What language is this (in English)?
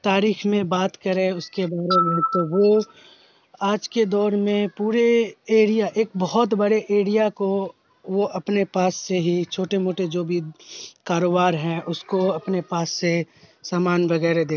Urdu